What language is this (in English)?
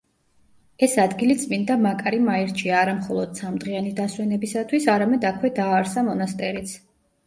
Georgian